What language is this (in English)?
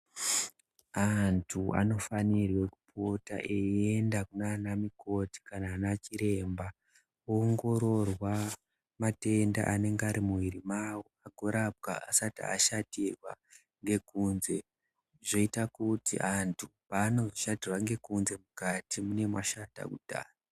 Ndau